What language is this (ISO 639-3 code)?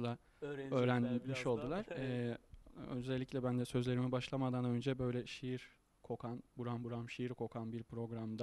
tur